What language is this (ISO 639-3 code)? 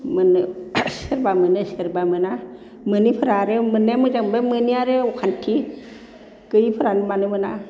brx